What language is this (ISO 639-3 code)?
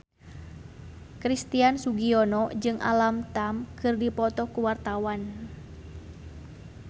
sun